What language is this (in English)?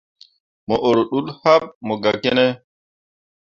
Mundang